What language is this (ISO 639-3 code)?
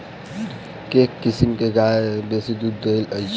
mai